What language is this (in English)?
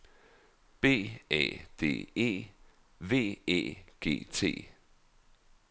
Danish